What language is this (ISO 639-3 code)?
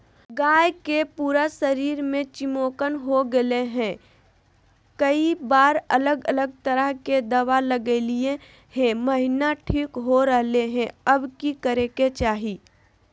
mag